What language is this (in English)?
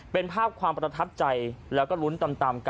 Thai